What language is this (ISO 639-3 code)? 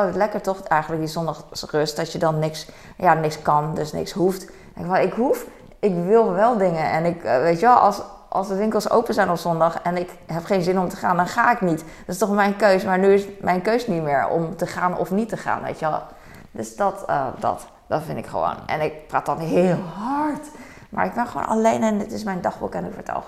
nld